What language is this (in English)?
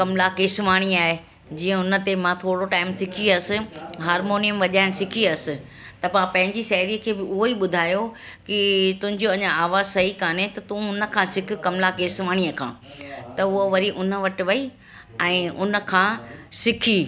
Sindhi